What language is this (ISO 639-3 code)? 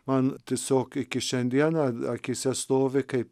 lit